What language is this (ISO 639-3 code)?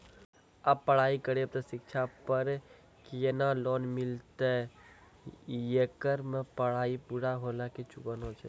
mai